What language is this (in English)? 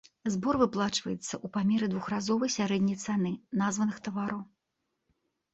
Belarusian